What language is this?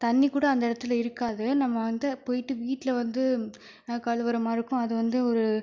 Tamil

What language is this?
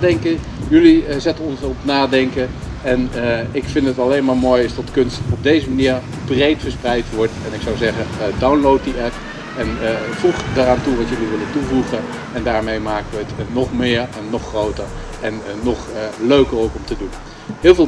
Dutch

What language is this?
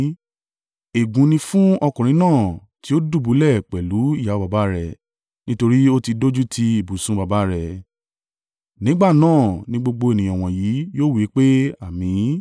Yoruba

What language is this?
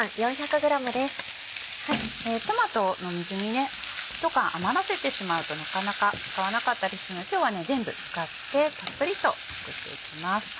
Japanese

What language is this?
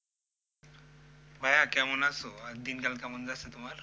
Bangla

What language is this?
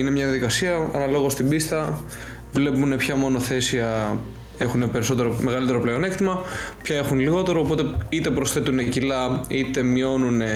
Greek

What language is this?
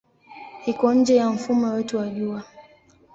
Swahili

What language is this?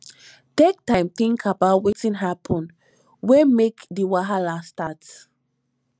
Nigerian Pidgin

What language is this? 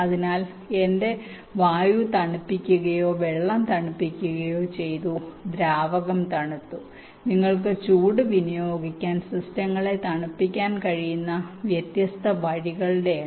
Malayalam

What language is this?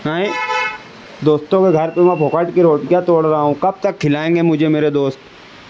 Urdu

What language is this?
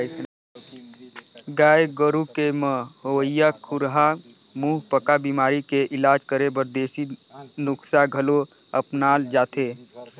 Chhattisgarhi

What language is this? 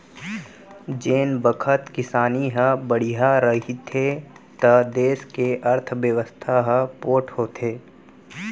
Chhattisgarhi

